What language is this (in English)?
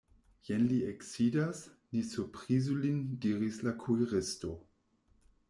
Esperanto